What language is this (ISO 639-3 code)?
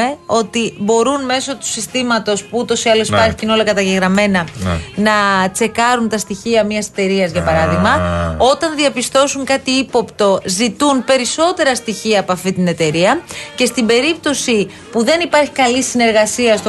ell